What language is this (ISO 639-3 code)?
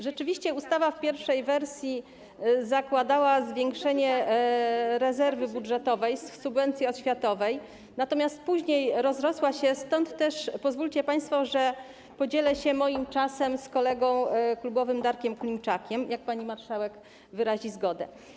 pol